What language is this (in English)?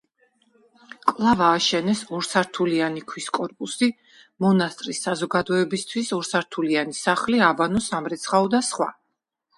Georgian